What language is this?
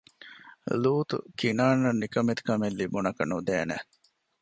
Divehi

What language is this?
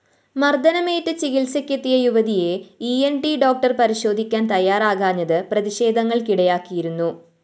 Malayalam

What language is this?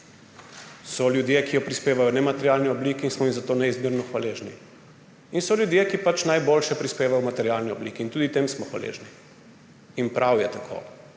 Slovenian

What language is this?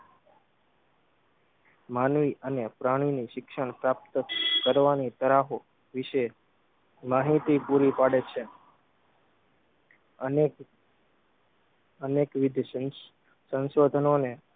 Gujarati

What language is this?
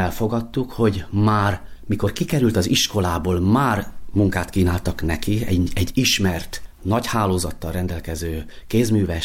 Hungarian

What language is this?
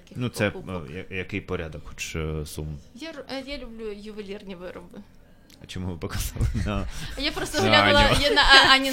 Ukrainian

